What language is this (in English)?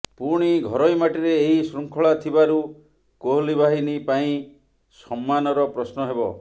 Odia